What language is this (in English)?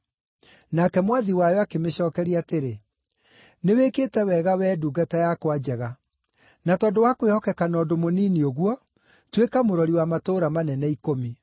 Kikuyu